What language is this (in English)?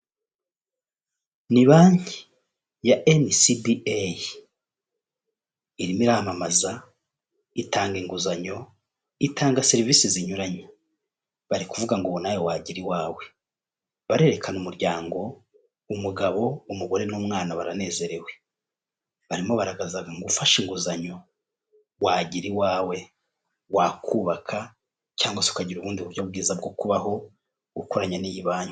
Kinyarwanda